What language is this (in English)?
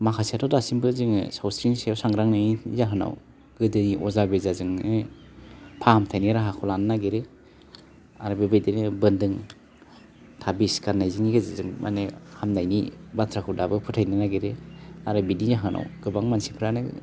Bodo